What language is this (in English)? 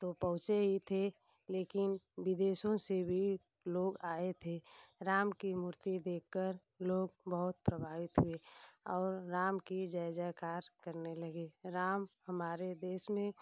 Hindi